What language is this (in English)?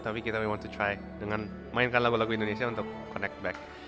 Indonesian